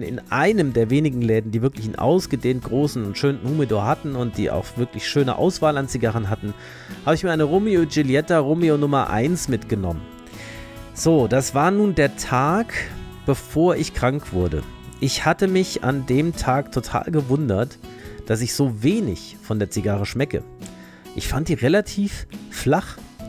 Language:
German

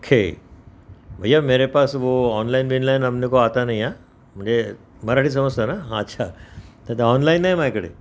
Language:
Marathi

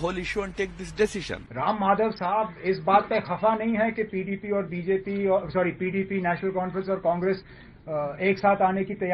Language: English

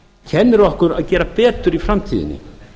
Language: Icelandic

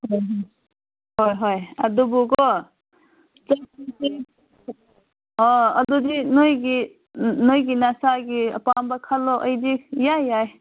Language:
Manipuri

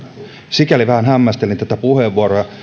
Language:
Finnish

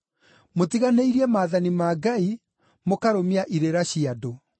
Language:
Kikuyu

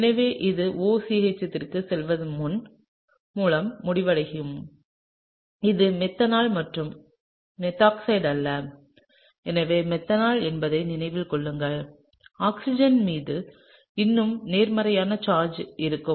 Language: Tamil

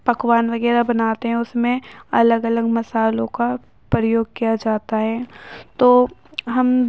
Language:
Urdu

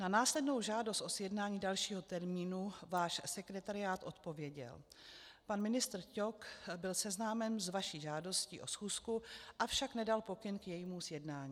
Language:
Czech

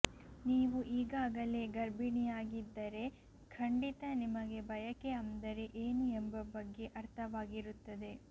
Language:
Kannada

